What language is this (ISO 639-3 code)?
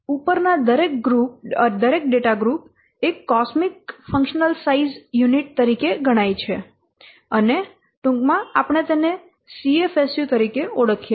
guj